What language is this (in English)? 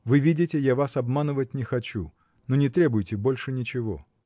Russian